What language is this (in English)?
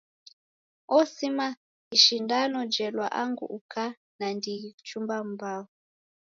Taita